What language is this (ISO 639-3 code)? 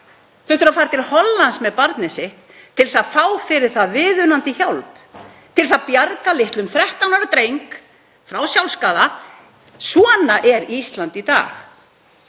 isl